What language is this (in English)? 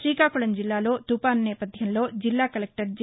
Telugu